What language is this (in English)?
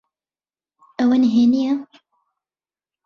Central Kurdish